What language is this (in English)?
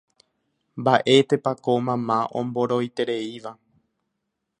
Guarani